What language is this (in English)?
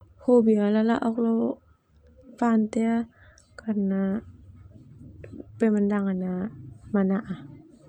Termanu